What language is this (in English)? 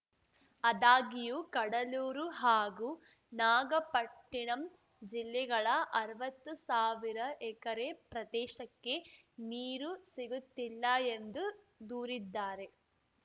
Kannada